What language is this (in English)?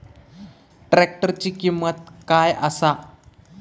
Marathi